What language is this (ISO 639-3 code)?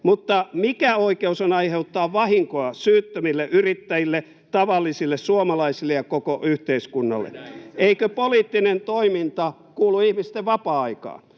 fin